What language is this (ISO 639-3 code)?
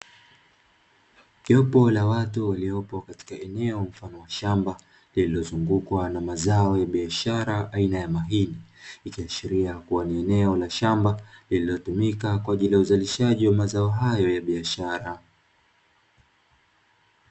swa